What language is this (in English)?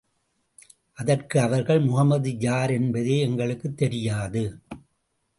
Tamil